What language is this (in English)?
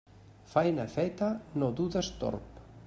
Catalan